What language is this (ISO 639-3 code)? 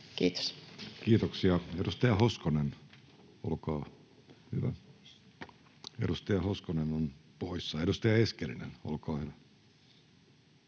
fin